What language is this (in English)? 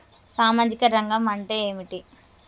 Telugu